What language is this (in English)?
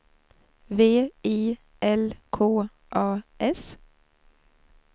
Swedish